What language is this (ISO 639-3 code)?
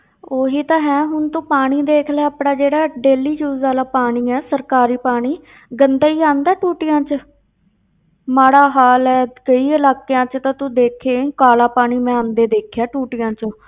pan